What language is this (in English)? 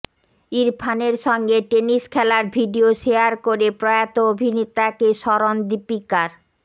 Bangla